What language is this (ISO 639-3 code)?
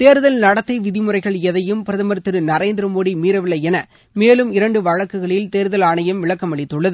tam